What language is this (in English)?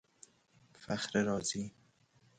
Persian